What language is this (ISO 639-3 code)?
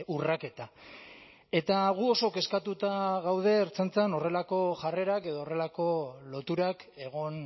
eus